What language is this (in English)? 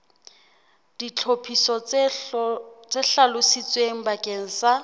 Southern Sotho